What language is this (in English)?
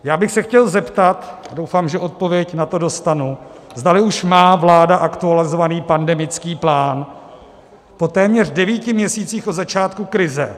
Czech